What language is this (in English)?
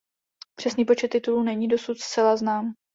Czech